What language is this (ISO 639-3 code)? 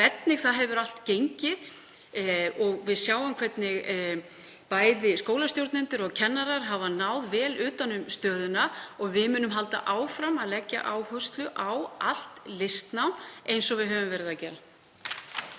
isl